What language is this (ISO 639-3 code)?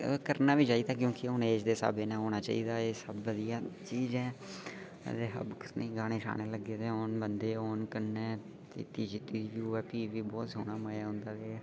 doi